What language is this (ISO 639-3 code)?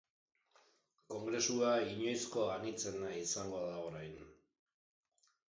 eus